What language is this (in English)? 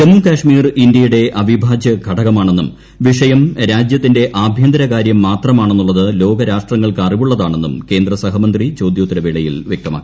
Malayalam